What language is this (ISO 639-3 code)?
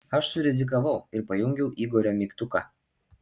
lit